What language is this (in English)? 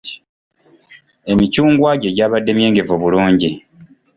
Ganda